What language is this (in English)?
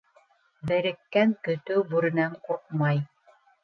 Bashkir